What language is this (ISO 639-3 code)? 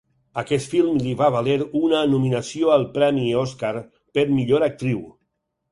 cat